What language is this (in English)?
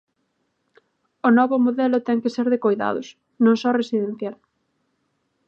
Galician